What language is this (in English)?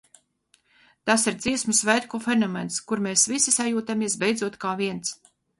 Latvian